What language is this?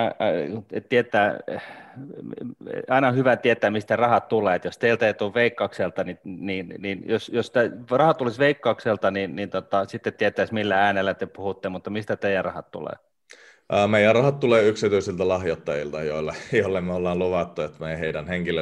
Finnish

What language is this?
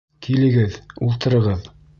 Bashkir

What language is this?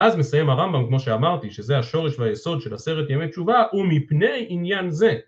Hebrew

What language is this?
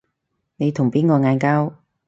Cantonese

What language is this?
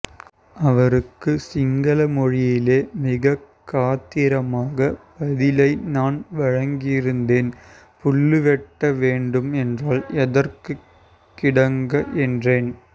Tamil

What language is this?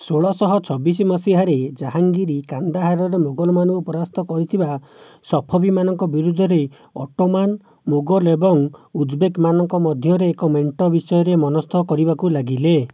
Odia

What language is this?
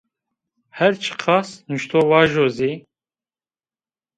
Zaza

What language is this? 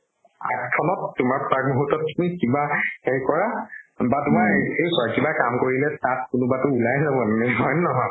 Assamese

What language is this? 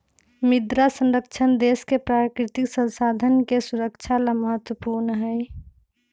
Magahi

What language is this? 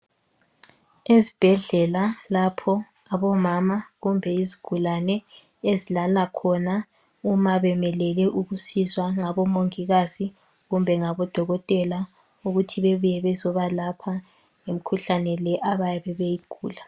North Ndebele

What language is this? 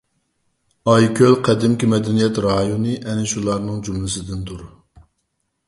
Uyghur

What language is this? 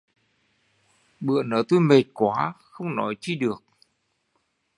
Vietnamese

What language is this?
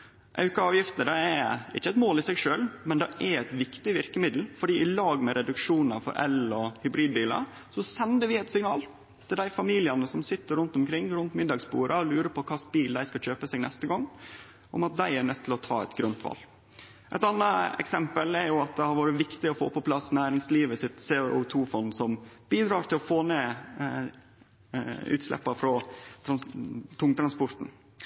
Norwegian Nynorsk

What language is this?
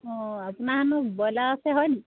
Assamese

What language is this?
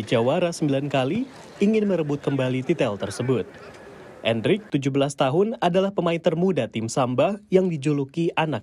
Indonesian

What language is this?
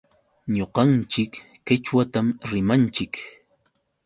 Yauyos Quechua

